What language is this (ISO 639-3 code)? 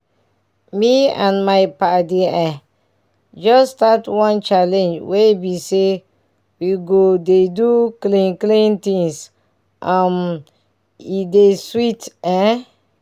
pcm